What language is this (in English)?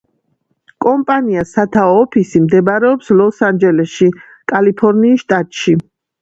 Georgian